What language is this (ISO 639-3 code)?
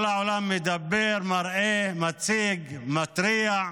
heb